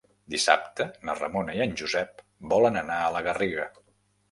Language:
Catalan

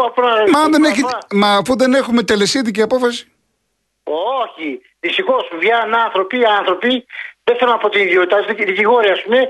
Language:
Greek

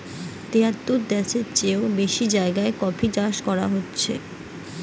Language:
Bangla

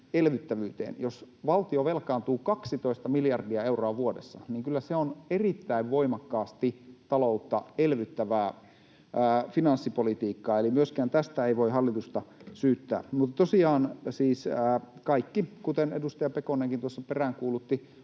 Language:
Finnish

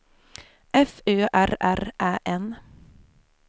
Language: Swedish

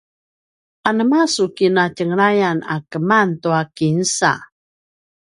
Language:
Paiwan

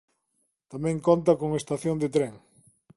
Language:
Galician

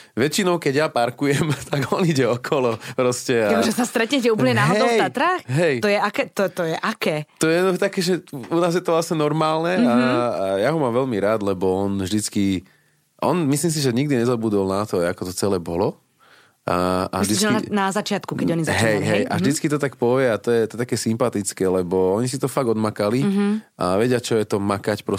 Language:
Slovak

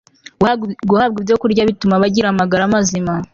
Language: Kinyarwanda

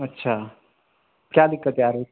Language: Urdu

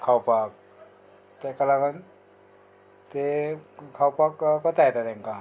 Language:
Konkani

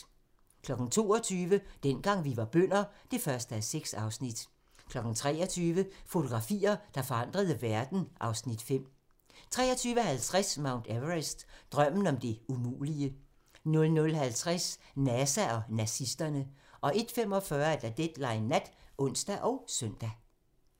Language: Danish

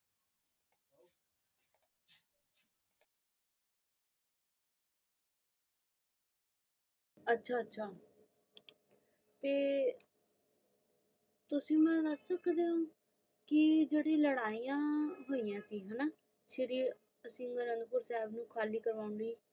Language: Punjabi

